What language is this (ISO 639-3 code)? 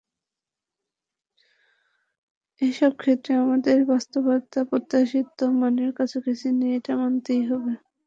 ben